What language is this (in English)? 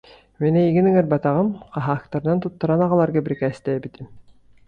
Yakut